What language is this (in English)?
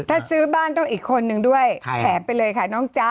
Thai